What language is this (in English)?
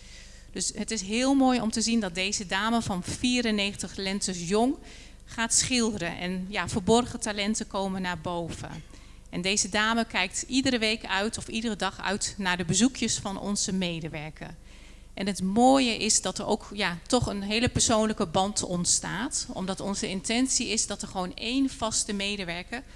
Dutch